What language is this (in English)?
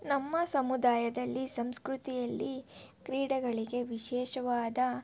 Kannada